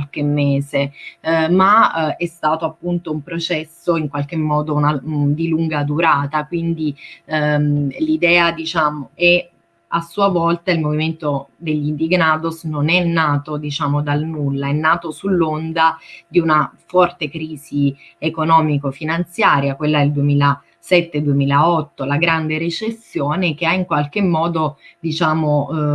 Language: Italian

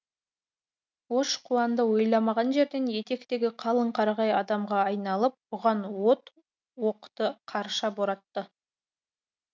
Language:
Kazakh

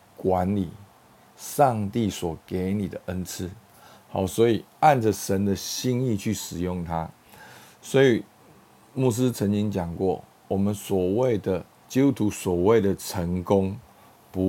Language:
Chinese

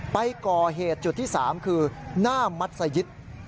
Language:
Thai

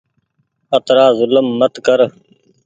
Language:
Goaria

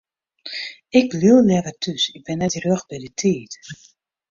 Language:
Western Frisian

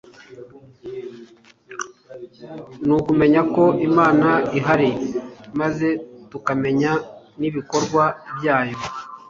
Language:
Kinyarwanda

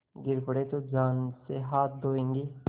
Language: Hindi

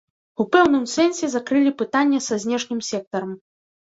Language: Belarusian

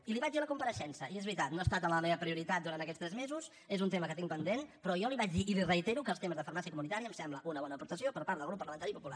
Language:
Catalan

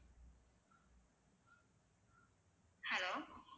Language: Tamil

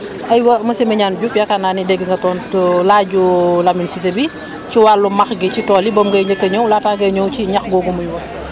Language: Wolof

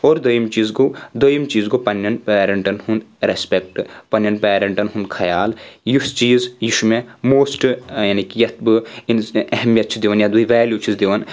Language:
Kashmiri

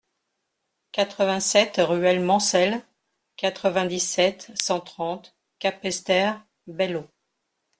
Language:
French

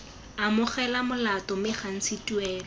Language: Tswana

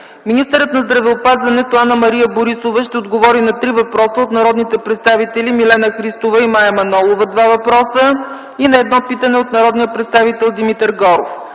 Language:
Bulgarian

